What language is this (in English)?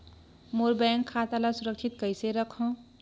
Chhattisgarhi